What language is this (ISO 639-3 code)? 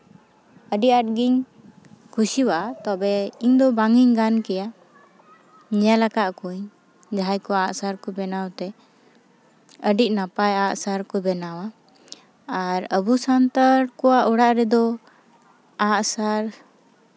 sat